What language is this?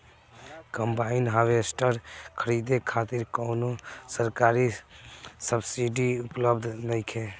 Bhojpuri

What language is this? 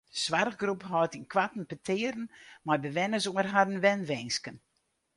Western Frisian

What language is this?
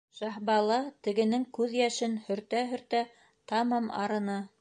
Bashkir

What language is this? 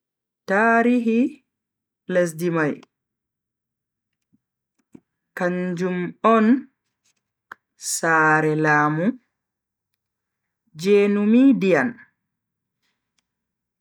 Bagirmi Fulfulde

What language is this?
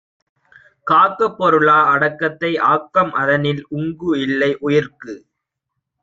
Tamil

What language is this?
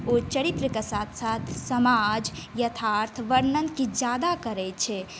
Maithili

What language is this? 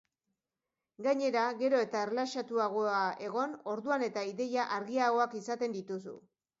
Basque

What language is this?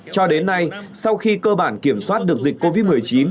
Vietnamese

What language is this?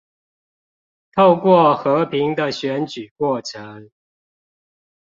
Chinese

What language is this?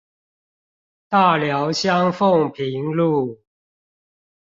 Chinese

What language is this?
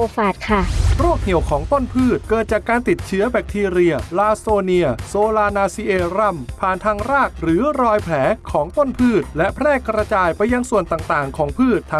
Thai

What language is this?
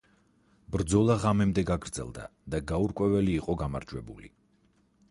Georgian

